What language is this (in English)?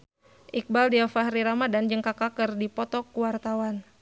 Sundanese